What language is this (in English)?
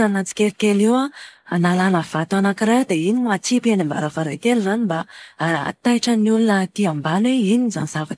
Malagasy